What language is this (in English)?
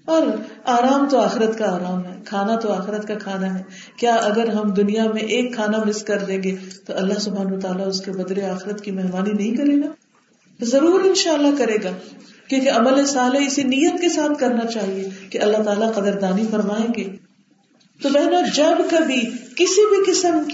Urdu